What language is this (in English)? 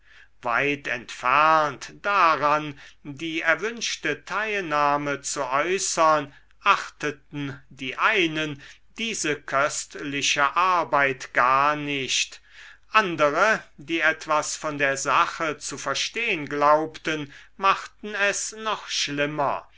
German